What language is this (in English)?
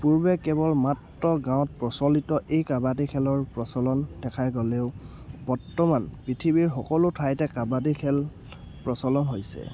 Assamese